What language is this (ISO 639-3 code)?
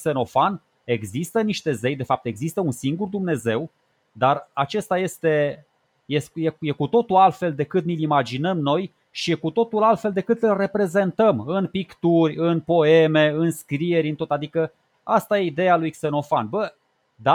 ron